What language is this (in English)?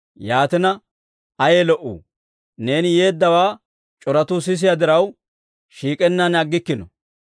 Dawro